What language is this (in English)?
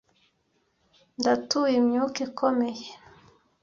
Kinyarwanda